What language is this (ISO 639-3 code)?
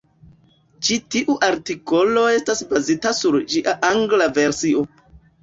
epo